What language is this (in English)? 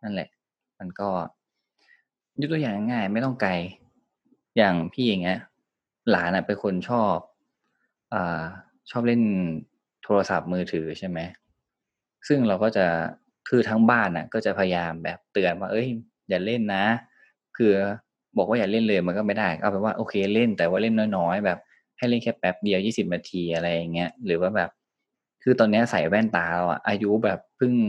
Thai